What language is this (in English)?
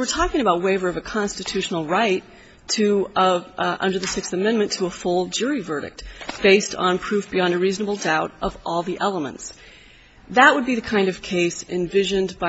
English